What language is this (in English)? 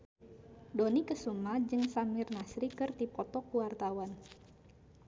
Sundanese